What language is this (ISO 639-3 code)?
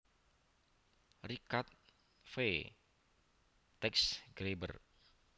jav